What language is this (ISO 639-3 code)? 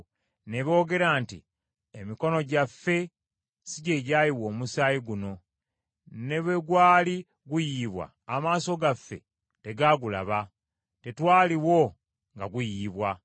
lug